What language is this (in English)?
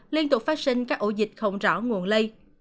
Vietnamese